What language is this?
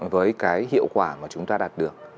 Vietnamese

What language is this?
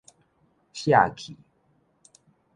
Min Nan Chinese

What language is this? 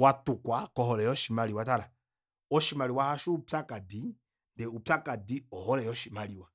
Kuanyama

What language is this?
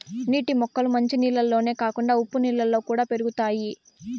Telugu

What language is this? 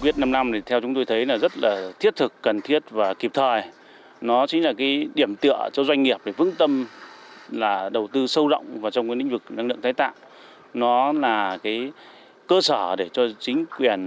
Vietnamese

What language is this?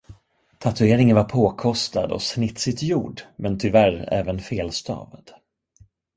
Swedish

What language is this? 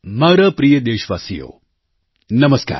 Gujarati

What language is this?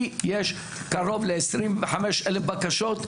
Hebrew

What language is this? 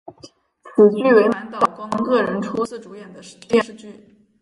Chinese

